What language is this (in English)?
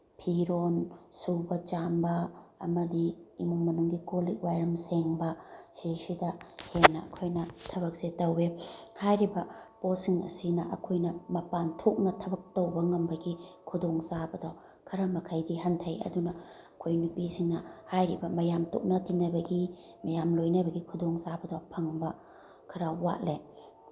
Manipuri